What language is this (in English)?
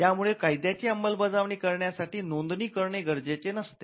Marathi